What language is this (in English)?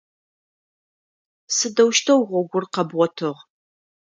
Adyghe